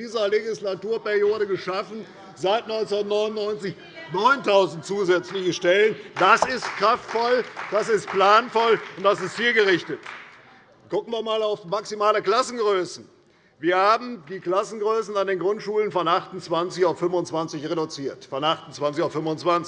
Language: German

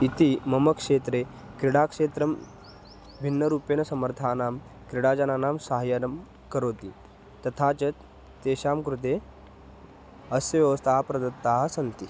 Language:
Sanskrit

